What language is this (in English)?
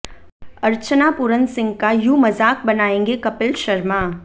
Hindi